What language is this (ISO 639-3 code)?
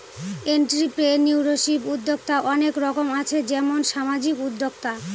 ben